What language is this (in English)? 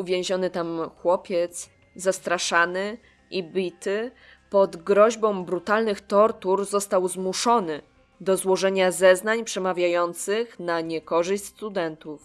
Polish